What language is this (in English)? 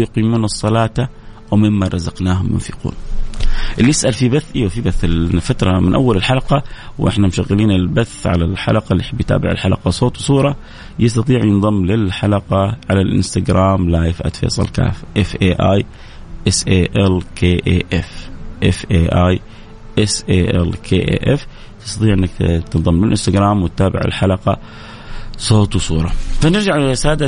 Arabic